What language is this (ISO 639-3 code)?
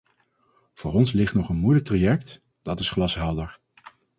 nld